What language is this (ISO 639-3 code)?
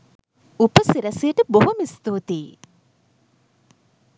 sin